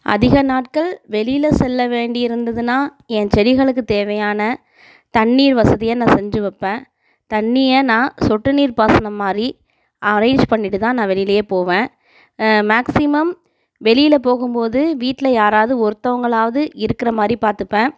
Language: Tamil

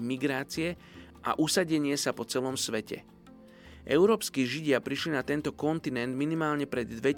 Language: Slovak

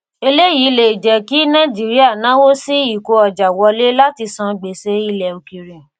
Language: Yoruba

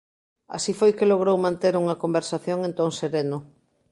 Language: Galician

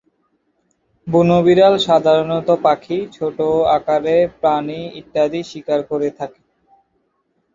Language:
Bangla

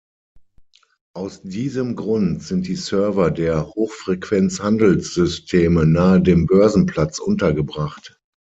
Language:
German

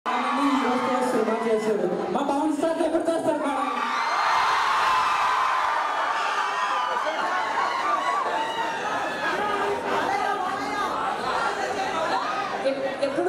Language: Indonesian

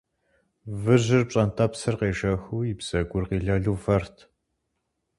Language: Kabardian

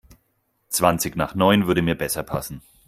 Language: German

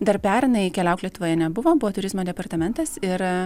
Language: Lithuanian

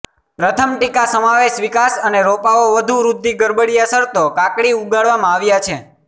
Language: Gujarati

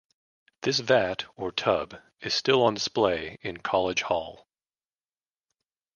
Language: English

